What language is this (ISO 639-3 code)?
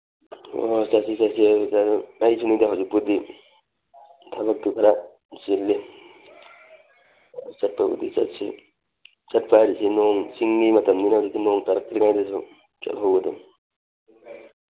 mni